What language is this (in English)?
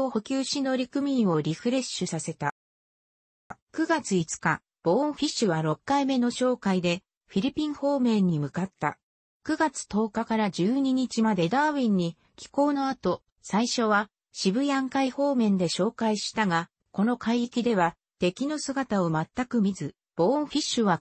Japanese